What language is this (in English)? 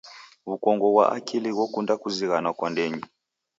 Taita